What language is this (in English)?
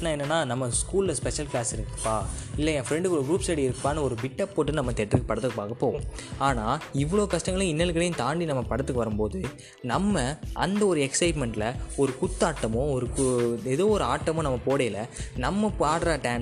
Tamil